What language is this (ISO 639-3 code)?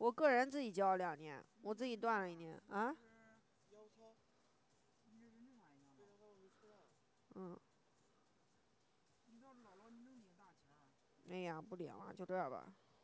zho